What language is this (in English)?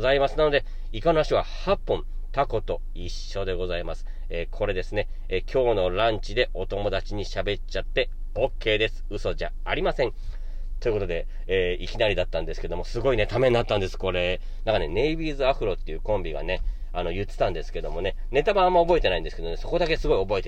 Japanese